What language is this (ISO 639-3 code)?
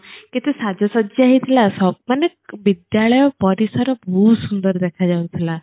ori